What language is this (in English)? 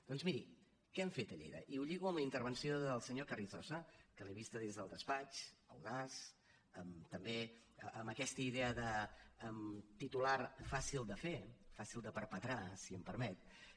Catalan